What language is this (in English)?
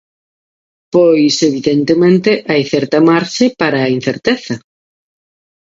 Galician